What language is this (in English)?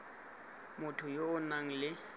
Tswana